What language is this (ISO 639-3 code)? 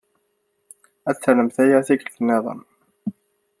kab